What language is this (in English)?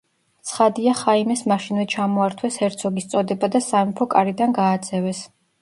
Georgian